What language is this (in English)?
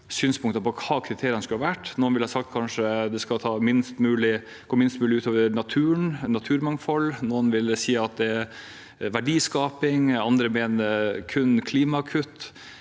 Norwegian